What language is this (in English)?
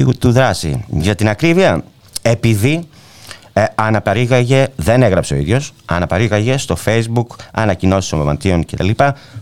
Greek